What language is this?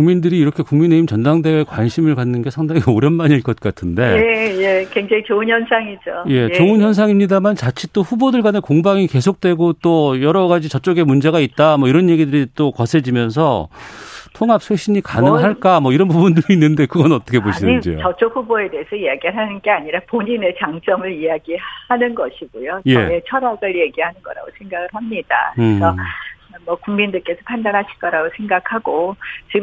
Korean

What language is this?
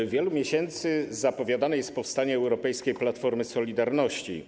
Polish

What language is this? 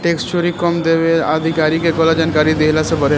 Bhojpuri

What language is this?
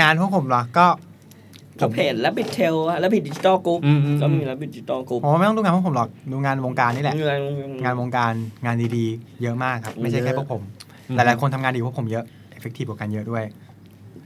Thai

